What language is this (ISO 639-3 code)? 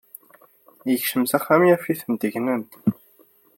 kab